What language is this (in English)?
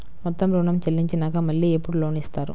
Telugu